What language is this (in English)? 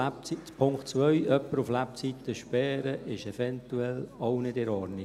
Swiss German